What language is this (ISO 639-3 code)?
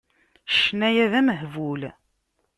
kab